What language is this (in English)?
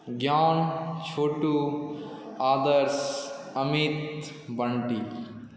Maithili